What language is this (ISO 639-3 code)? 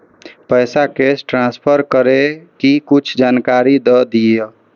mai